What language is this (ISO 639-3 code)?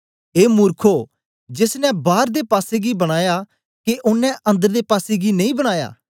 doi